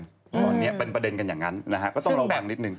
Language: Thai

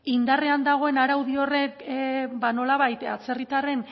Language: Basque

